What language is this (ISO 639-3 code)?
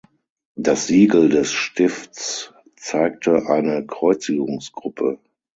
deu